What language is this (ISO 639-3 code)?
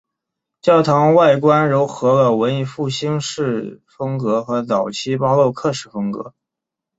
zho